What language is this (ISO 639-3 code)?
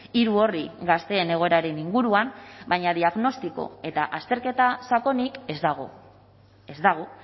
eus